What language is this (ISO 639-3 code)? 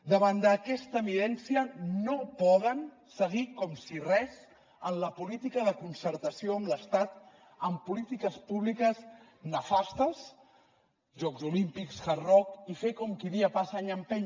cat